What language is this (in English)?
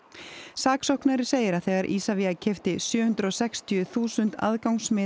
Icelandic